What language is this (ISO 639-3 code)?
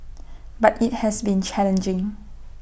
eng